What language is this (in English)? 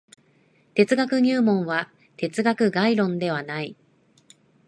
Japanese